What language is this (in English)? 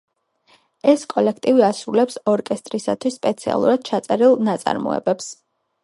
Georgian